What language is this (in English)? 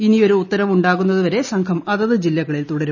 Malayalam